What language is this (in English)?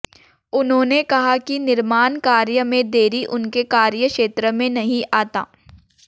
Hindi